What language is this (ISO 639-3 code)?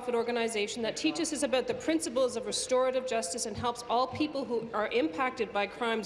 eng